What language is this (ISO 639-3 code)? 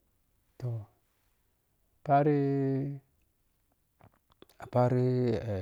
piy